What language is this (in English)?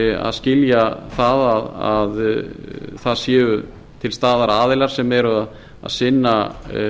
Icelandic